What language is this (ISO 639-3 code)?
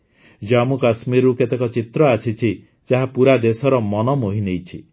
ori